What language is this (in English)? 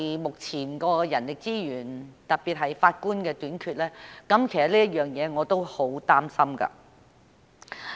Cantonese